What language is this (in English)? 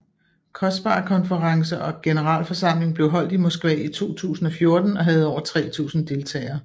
Danish